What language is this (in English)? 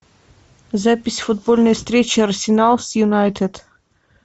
Russian